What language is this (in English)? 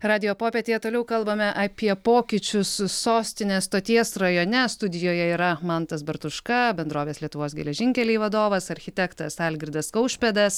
Lithuanian